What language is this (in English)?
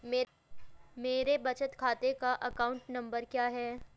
Hindi